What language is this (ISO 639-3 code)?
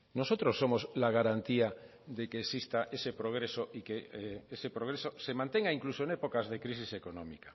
spa